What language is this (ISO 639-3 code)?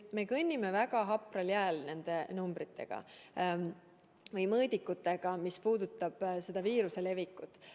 est